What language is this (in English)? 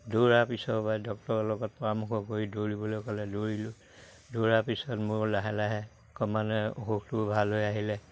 Assamese